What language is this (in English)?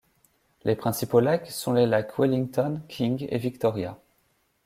French